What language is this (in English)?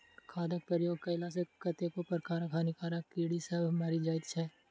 Maithili